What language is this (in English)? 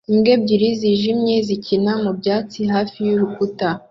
Kinyarwanda